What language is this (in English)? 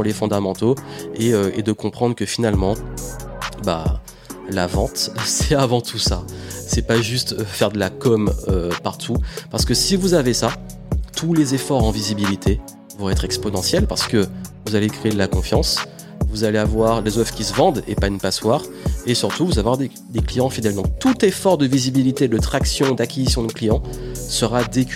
French